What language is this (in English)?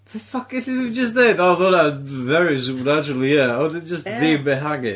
Welsh